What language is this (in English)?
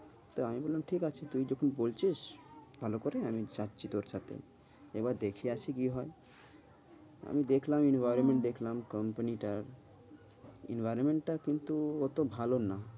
Bangla